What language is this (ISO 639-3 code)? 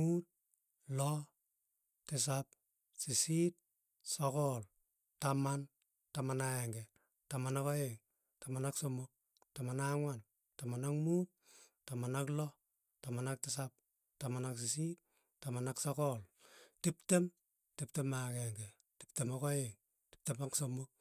tuy